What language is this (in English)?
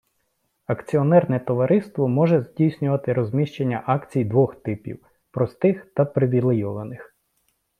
Ukrainian